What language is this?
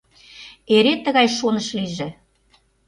Mari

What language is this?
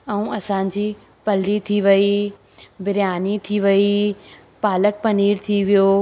Sindhi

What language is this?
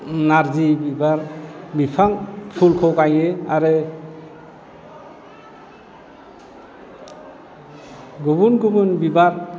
Bodo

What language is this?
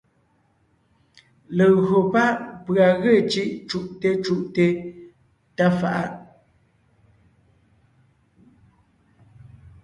Ngiemboon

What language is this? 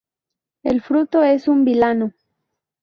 Spanish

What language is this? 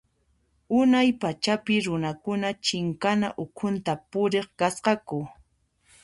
Puno Quechua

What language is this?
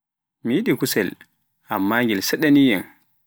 Pular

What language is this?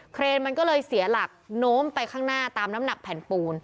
Thai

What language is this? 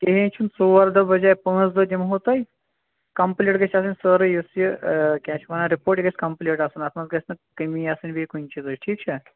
Kashmiri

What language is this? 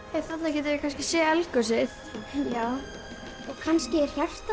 Icelandic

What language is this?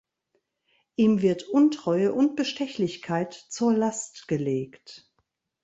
German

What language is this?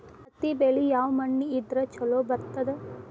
Kannada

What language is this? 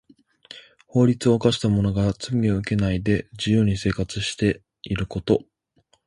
Japanese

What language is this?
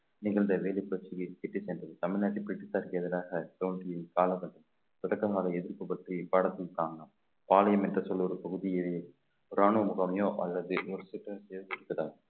Tamil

